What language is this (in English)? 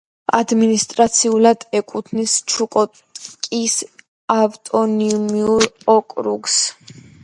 Georgian